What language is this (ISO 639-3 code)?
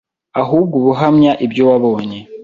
kin